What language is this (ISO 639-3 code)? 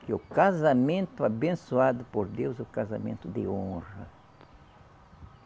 por